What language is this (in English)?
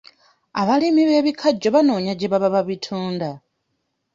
Ganda